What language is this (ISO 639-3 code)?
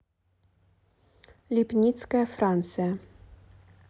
rus